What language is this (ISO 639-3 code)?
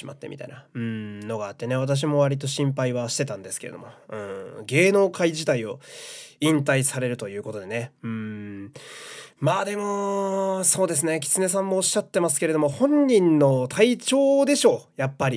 jpn